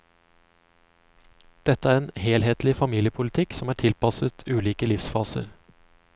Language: Norwegian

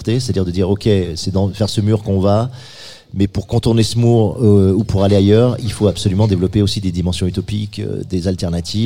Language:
French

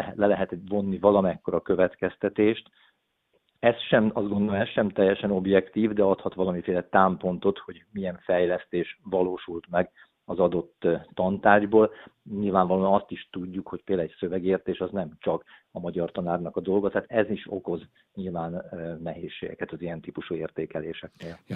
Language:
Hungarian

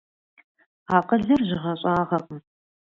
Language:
Kabardian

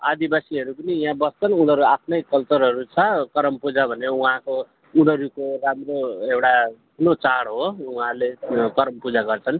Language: Nepali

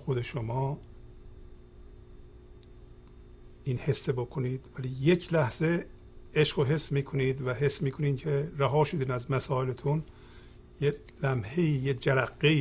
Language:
Persian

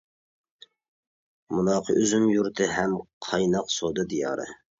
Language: Uyghur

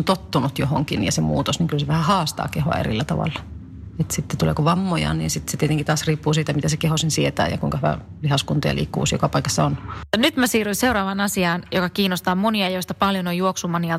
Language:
Finnish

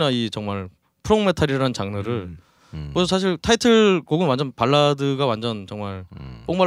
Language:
Korean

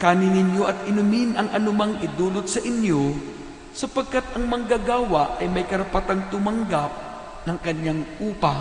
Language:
Filipino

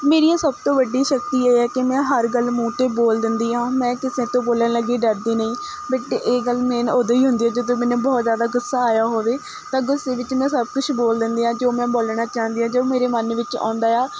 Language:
Punjabi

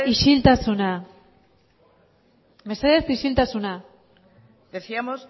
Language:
Basque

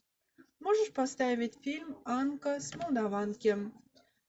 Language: Russian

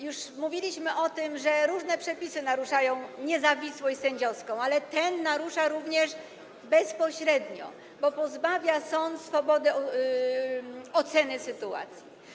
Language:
Polish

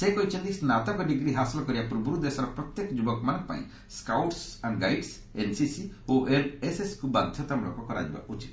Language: Odia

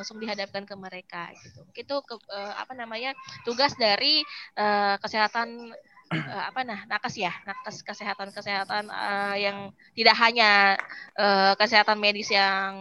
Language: Indonesian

